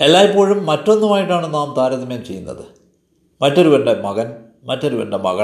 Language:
Malayalam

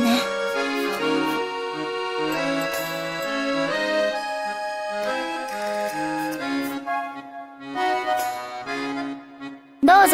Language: Japanese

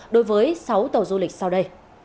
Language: Vietnamese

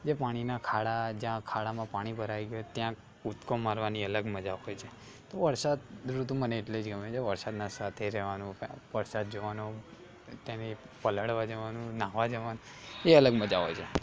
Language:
Gujarati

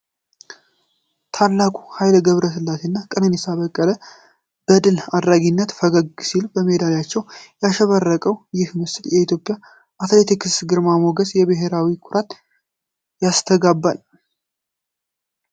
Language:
Amharic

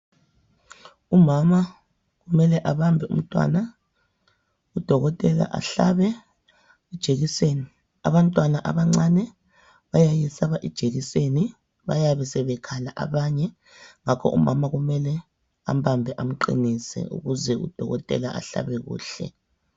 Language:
North Ndebele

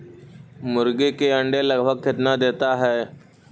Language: Magahi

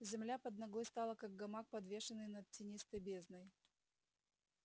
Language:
Russian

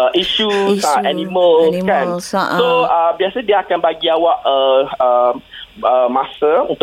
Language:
Malay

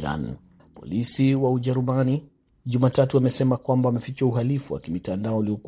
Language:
Swahili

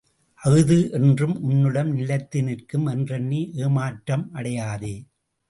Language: Tamil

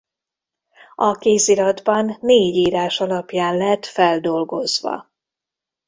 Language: Hungarian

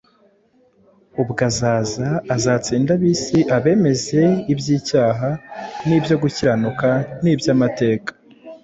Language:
Kinyarwanda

